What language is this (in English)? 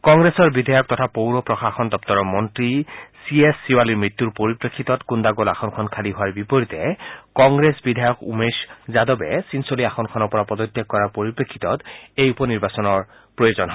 Assamese